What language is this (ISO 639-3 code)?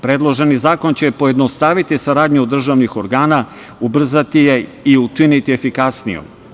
srp